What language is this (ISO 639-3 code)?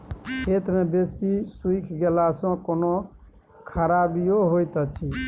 mai